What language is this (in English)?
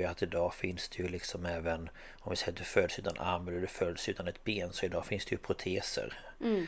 Swedish